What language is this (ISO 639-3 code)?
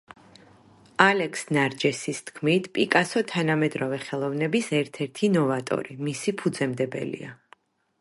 kat